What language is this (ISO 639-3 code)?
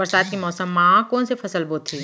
hne